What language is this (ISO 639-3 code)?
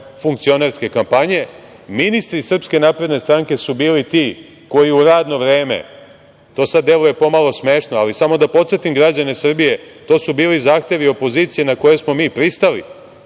srp